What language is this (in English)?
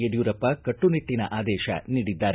Kannada